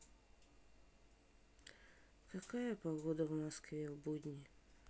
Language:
Russian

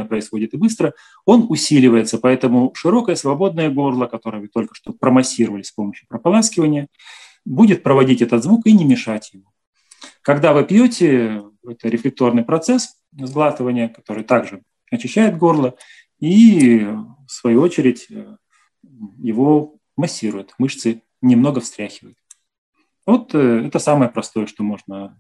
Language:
Russian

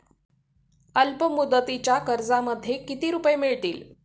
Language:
Marathi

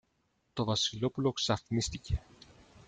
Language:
Greek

